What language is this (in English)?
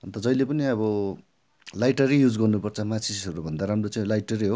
Nepali